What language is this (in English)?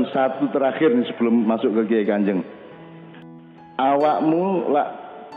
Indonesian